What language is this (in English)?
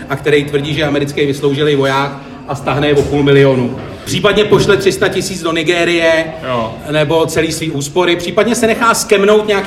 Czech